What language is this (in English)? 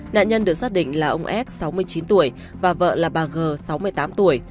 Vietnamese